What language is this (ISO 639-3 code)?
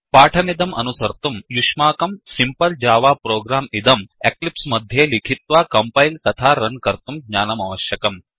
san